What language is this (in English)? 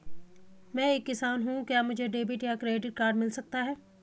Hindi